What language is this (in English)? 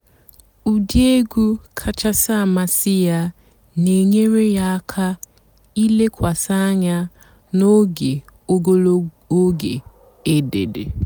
Igbo